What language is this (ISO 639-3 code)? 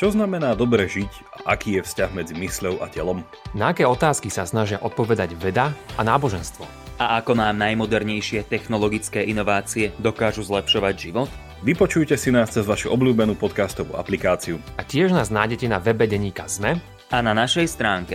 slk